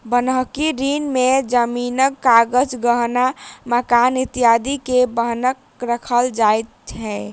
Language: Maithili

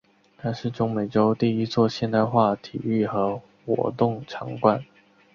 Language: Chinese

